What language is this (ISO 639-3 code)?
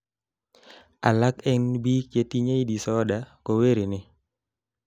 kln